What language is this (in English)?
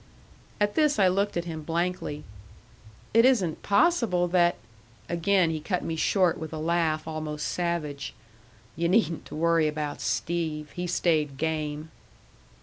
English